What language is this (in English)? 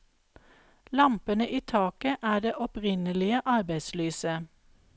Norwegian